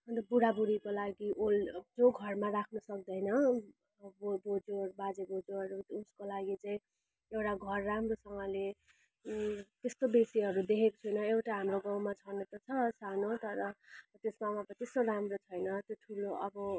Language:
Nepali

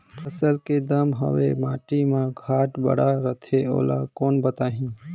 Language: Chhattisgarhi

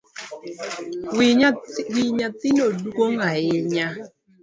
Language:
Luo (Kenya and Tanzania)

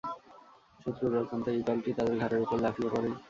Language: Bangla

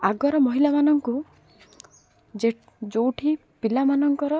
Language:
Odia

